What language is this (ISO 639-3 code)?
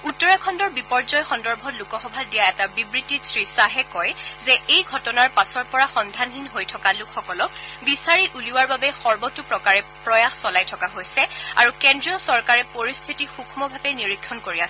asm